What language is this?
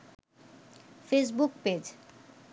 Bangla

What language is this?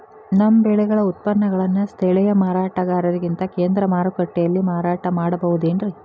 Kannada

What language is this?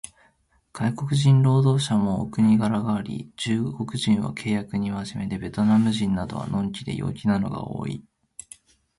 Japanese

